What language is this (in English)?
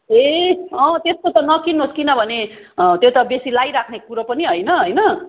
Nepali